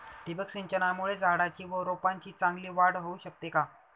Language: Marathi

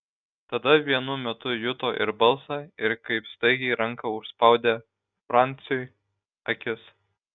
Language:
Lithuanian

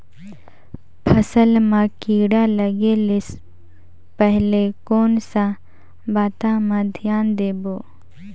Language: Chhattisgarhi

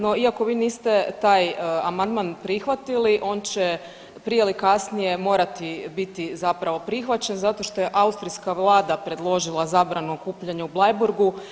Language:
Croatian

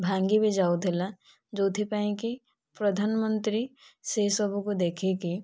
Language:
Odia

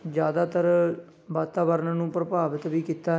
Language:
Punjabi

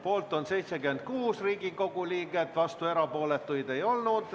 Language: Estonian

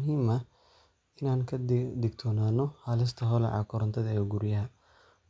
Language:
Somali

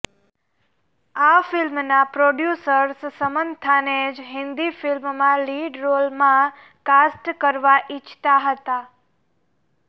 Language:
Gujarati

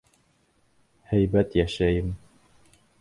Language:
Bashkir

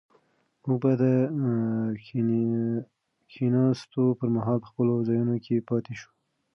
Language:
Pashto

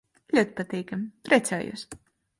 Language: Latvian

